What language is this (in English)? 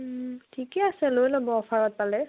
Assamese